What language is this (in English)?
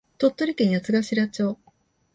Japanese